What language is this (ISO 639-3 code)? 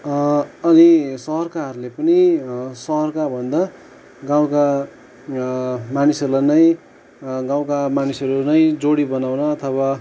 nep